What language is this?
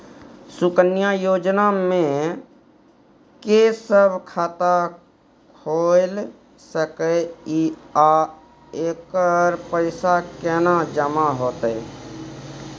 Maithili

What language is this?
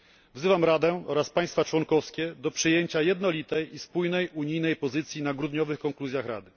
Polish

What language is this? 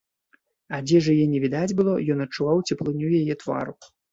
Belarusian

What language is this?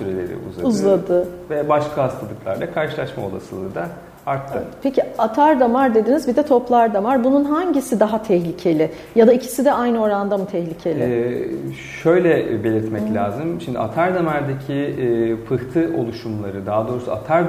Turkish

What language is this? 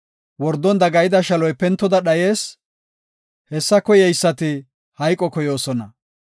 Gofa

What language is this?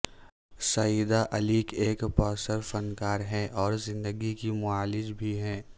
Urdu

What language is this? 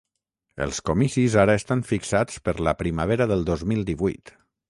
Catalan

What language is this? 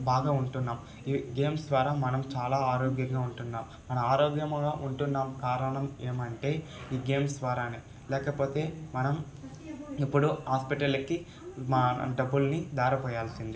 Telugu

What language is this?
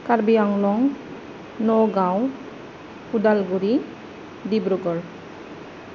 Bodo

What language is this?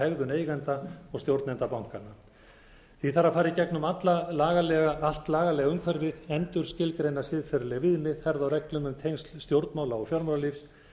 Icelandic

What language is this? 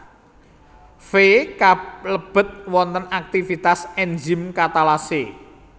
Javanese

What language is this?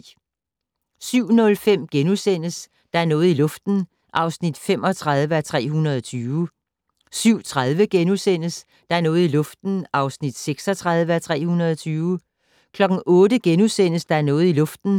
Danish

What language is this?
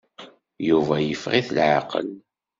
Kabyle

